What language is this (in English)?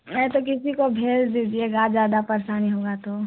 Hindi